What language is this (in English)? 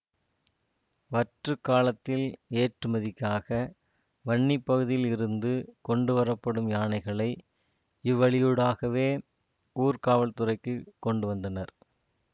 Tamil